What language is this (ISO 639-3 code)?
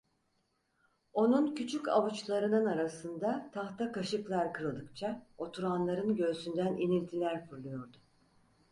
tur